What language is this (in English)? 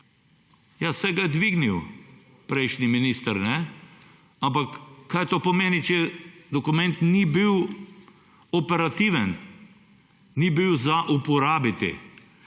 Slovenian